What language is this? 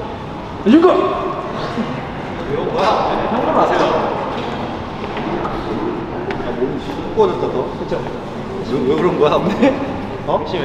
Korean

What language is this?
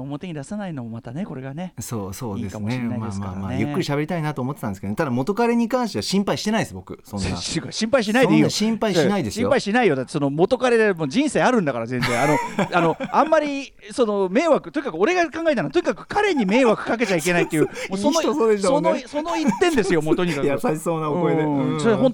Japanese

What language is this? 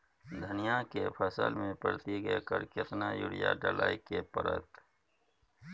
Maithili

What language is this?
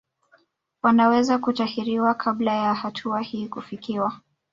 Swahili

